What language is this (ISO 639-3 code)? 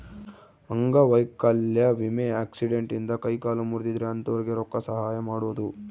kan